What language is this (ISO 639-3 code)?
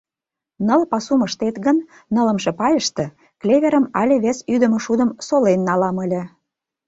chm